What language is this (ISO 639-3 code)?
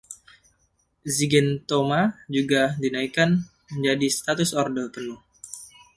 ind